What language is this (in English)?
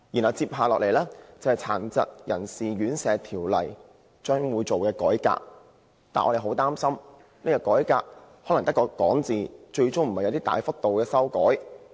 Cantonese